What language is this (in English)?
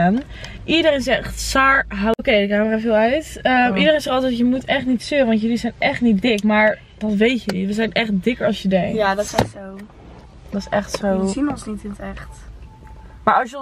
Dutch